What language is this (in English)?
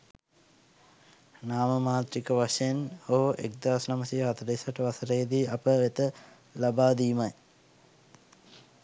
Sinhala